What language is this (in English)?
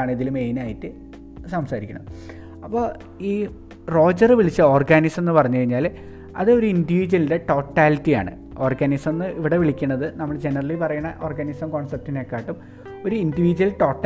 Malayalam